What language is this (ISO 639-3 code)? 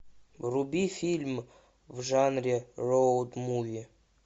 rus